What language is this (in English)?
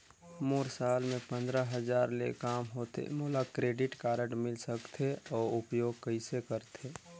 Chhattisgarhi